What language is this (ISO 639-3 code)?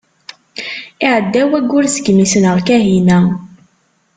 kab